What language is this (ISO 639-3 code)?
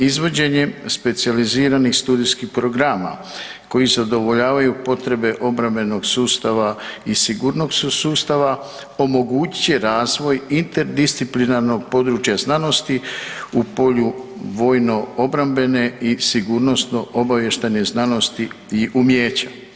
hrv